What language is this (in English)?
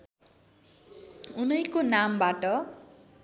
Nepali